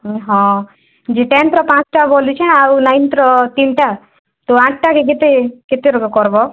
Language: Odia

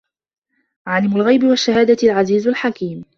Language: Arabic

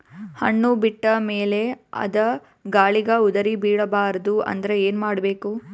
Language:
Kannada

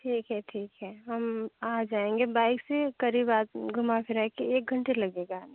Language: Hindi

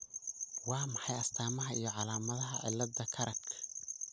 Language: Somali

